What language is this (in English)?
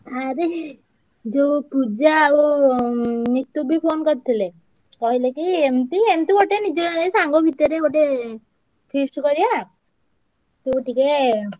Odia